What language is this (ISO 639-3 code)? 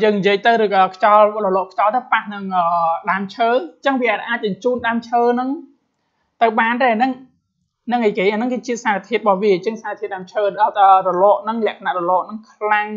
vie